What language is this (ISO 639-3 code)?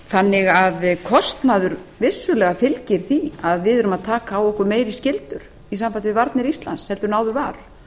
isl